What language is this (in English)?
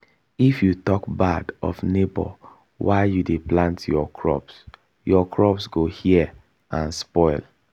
Nigerian Pidgin